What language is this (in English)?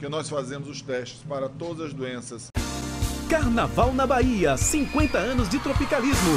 Portuguese